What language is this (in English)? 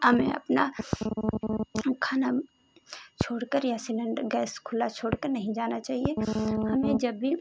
Hindi